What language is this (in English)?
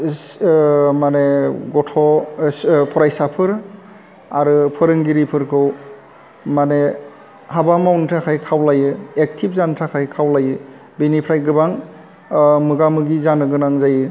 Bodo